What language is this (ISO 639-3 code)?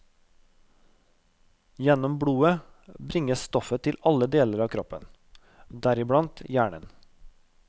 nor